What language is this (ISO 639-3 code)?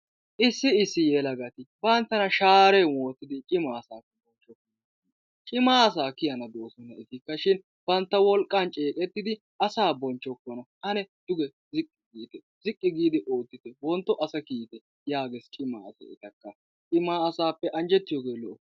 wal